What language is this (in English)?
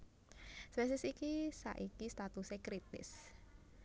Javanese